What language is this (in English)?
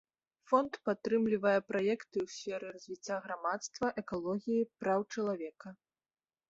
Belarusian